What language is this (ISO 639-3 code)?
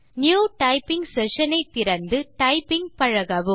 tam